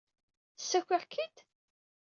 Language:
Kabyle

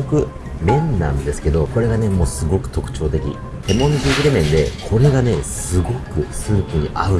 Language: Japanese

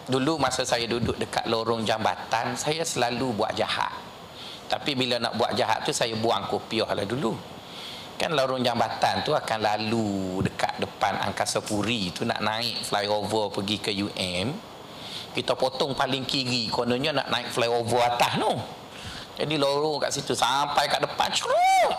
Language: Malay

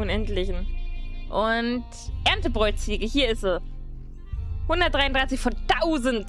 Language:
German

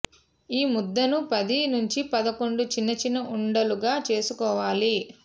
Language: Telugu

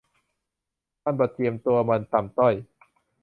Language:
Thai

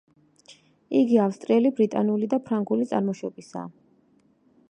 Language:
Georgian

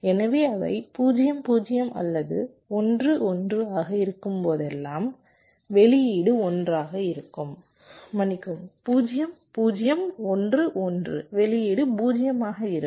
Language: Tamil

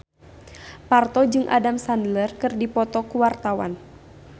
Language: Sundanese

